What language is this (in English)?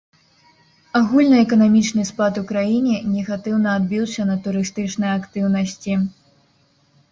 Belarusian